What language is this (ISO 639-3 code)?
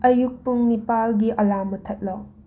mni